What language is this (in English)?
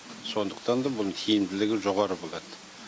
Kazakh